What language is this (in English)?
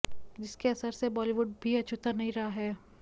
Hindi